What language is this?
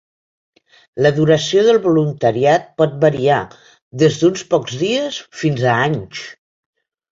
Catalan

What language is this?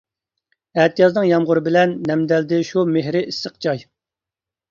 Uyghur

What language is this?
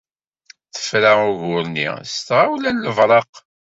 Kabyle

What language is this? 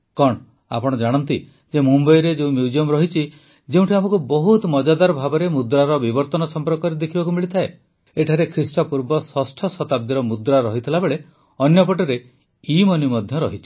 Odia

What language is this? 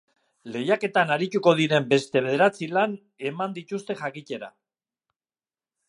Basque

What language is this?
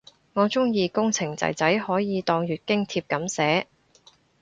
Cantonese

